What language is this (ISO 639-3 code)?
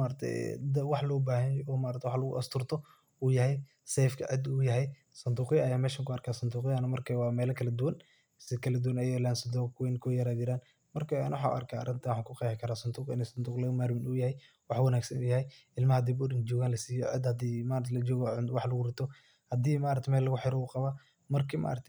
som